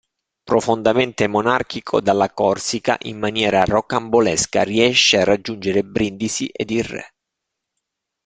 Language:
Italian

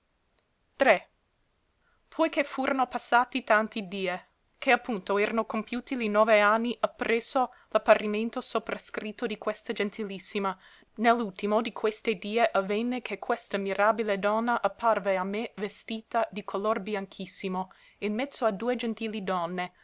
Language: Italian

